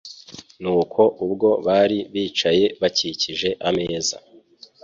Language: Kinyarwanda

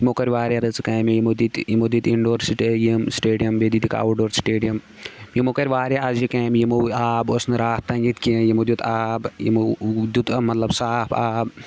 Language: Kashmiri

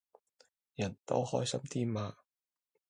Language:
Cantonese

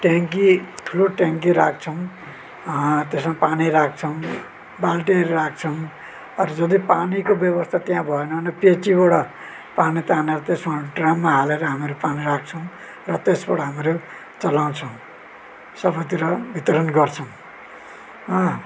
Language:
Nepali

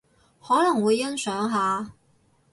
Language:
Cantonese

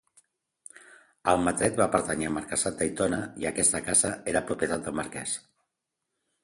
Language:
Catalan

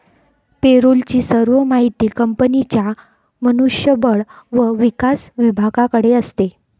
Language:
Marathi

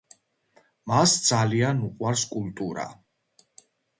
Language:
Georgian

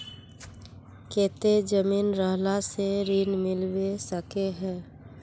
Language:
Magahi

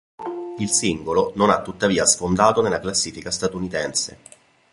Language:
Italian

